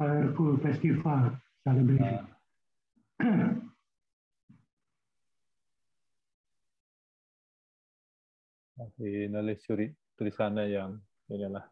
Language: Indonesian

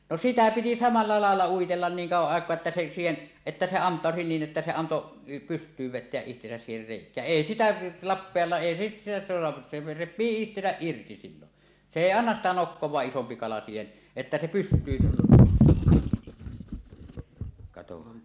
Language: Finnish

